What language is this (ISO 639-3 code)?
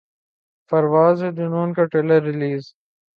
urd